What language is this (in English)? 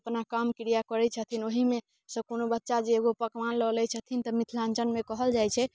Maithili